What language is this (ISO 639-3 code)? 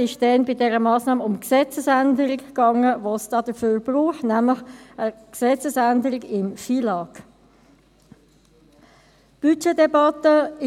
gsw